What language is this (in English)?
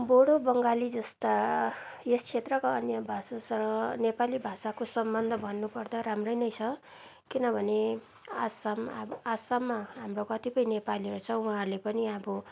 Nepali